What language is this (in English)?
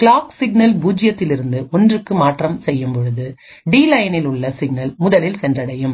Tamil